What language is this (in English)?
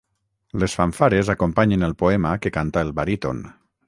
Catalan